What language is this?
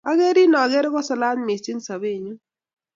Kalenjin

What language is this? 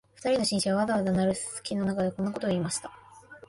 Japanese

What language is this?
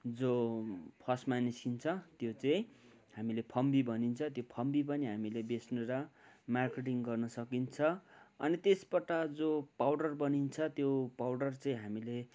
Nepali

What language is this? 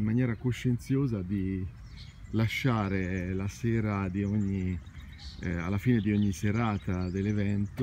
Italian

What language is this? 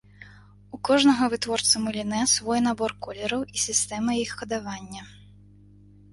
Belarusian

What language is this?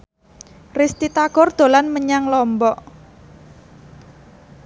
Javanese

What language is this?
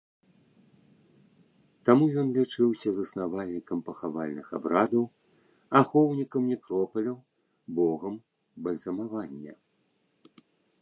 Belarusian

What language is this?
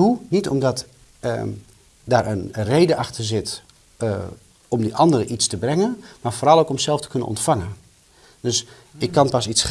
Dutch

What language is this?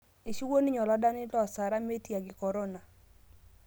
Masai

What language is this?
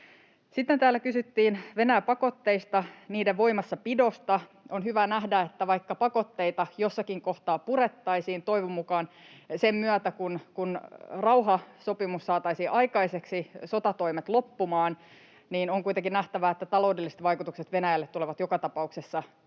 Finnish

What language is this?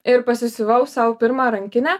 Lithuanian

